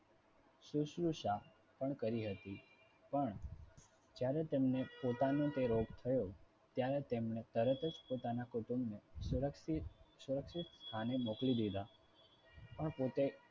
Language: Gujarati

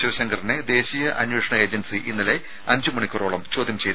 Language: Malayalam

